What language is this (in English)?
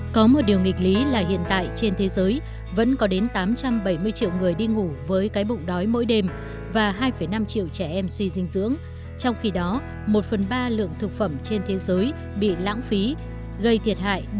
Vietnamese